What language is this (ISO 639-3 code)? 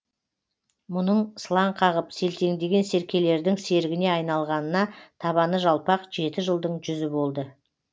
kaz